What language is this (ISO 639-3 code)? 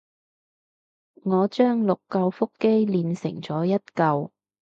yue